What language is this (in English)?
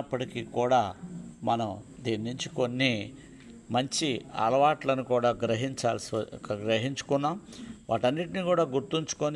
Telugu